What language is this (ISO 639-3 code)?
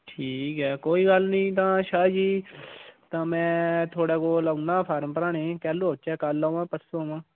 doi